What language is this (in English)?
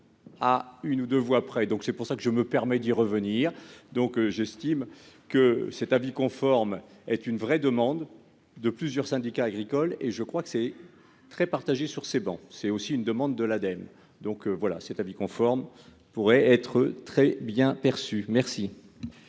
French